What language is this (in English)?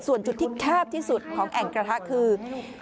Thai